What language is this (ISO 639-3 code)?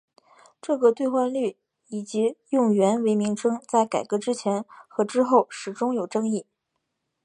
zho